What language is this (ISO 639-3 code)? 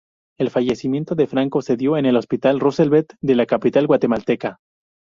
spa